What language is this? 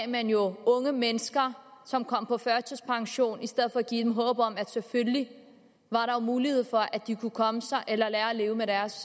Danish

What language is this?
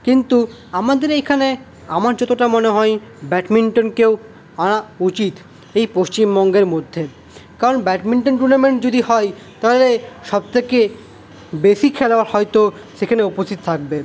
Bangla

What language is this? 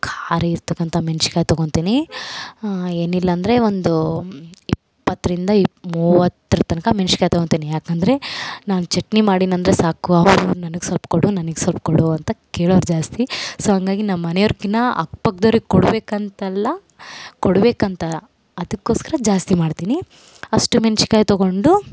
Kannada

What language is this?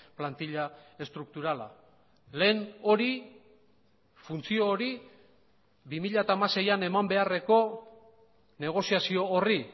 Basque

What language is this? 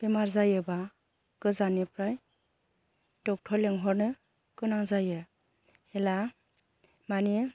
Bodo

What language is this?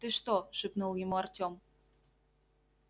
Russian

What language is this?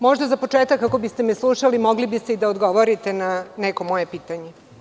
Serbian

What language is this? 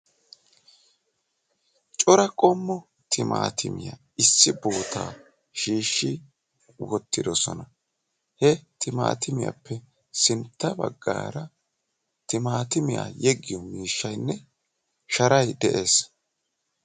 Wolaytta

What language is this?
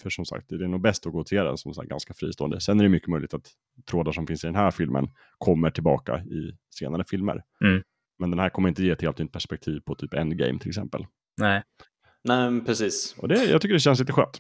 Swedish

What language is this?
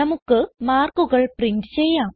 Malayalam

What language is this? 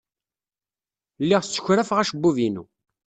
Kabyle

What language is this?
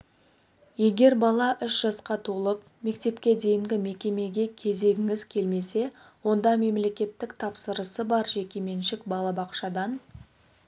Kazakh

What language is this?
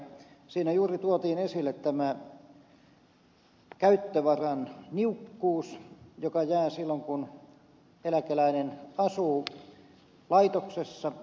Finnish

